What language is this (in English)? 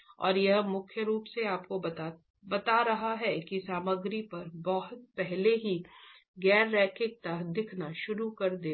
Hindi